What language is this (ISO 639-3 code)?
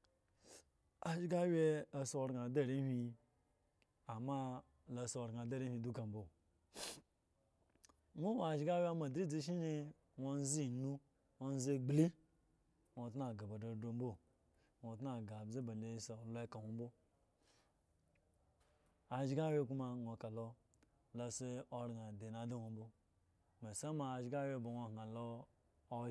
ego